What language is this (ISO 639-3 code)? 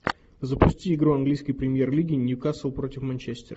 rus